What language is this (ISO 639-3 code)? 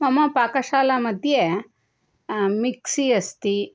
san